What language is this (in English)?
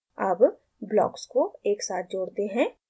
Hindi